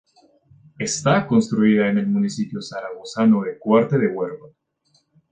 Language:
Spanish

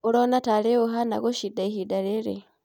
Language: Kikuyu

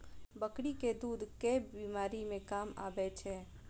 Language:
Maithili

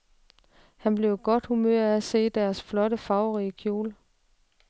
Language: Danish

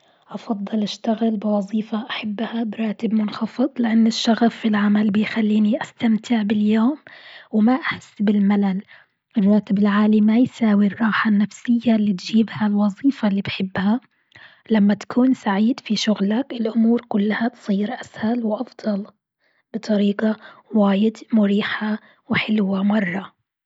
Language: Gulf Arabic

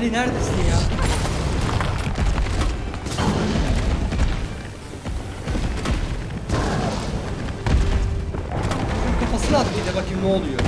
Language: Turkish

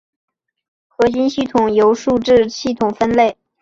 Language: Chinese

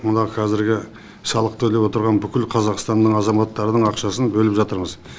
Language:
Kazakh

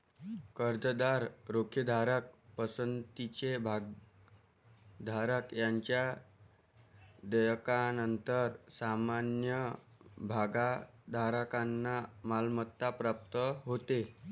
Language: Marathi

